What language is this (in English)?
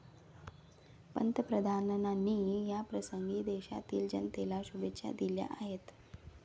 Marathi